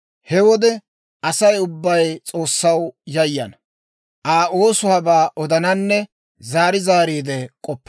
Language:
Dawro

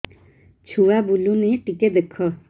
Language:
Odia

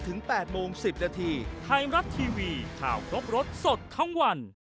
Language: Thai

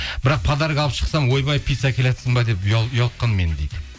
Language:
Kazakh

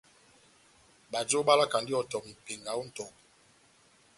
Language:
Batanga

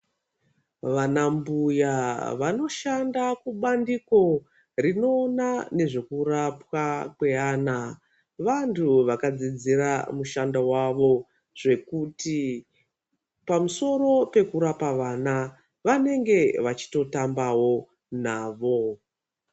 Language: Ndau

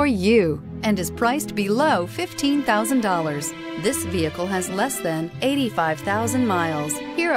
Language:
English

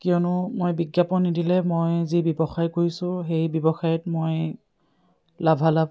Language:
Assamese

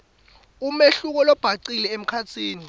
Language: Swati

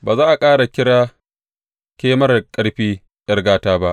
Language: Hausa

